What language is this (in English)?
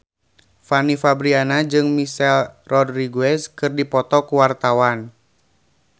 Sundanese